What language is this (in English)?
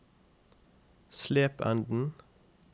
Norwegian